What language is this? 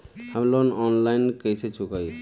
Bhojpuri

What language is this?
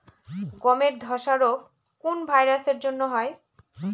Bangla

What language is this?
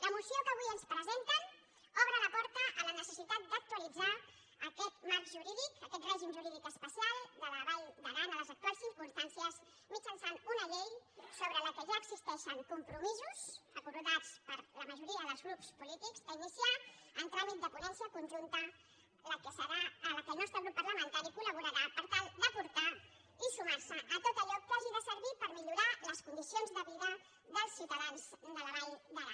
Catalan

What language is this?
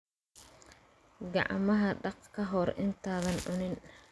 Somali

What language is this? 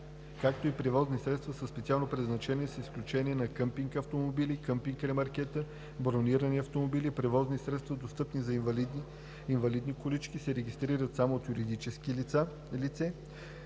Bulgarian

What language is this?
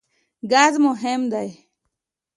Pashto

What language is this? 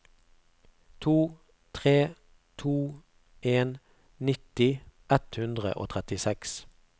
Norwegian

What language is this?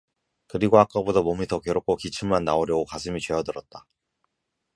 Korean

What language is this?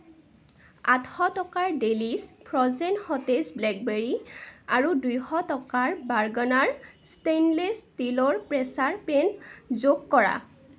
Assamese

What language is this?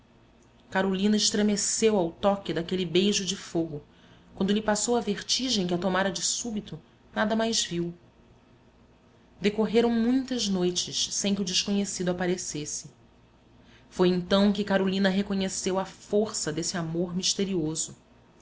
Portuguese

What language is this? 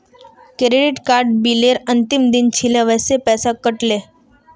Magahi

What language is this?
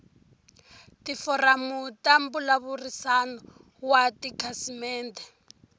Tsonga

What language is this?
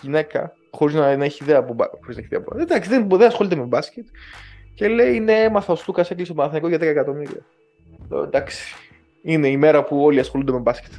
Greek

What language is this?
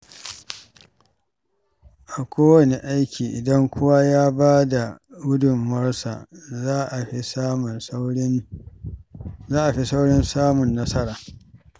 Hausa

